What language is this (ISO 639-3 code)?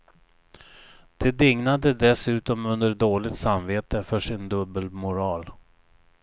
swe